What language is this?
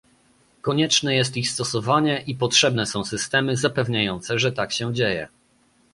Polish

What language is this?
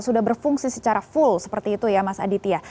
Indonesian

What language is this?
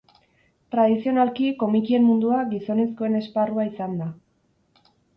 Basque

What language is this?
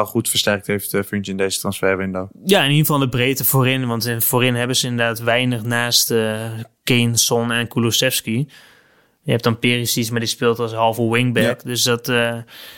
Dutch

